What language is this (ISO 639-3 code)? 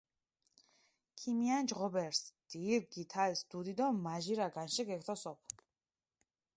xmf